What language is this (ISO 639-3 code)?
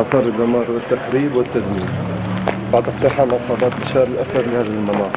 ara